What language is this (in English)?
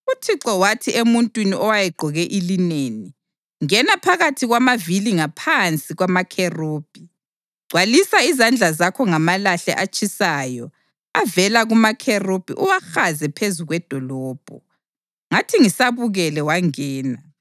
North Ndebele